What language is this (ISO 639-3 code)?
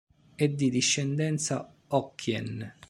ita